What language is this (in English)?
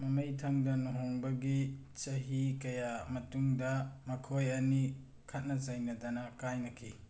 Manipuri